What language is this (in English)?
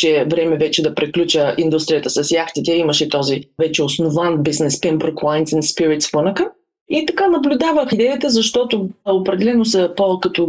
Bulgarian